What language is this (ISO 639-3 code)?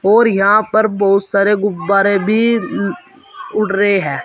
hin